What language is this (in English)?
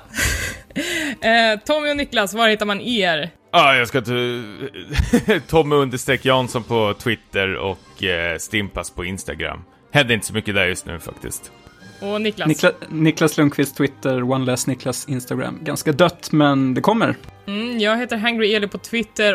Swedish